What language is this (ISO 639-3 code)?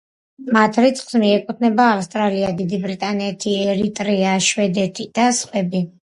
kat